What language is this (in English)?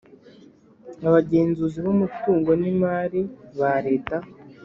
Kinyarwanda